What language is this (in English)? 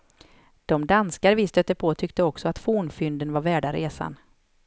Swedish